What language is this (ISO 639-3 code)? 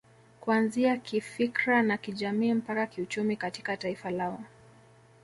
swa